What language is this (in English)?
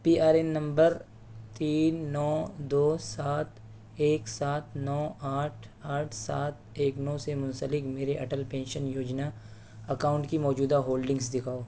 Urdu